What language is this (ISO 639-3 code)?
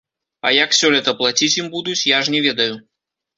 bel